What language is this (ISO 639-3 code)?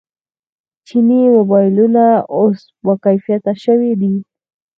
pus